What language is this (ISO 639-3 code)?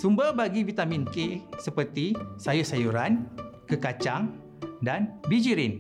msa